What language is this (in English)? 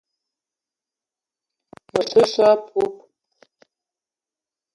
Eton (Cameroon)